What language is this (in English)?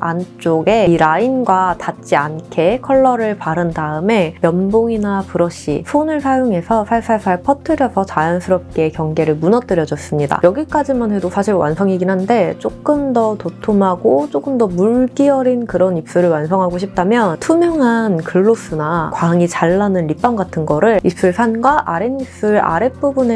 Korean